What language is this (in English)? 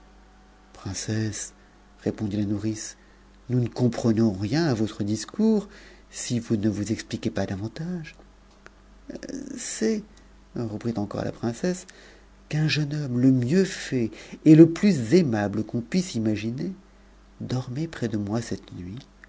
French